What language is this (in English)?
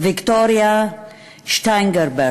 Hebrew